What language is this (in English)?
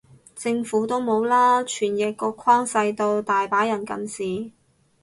Cantonese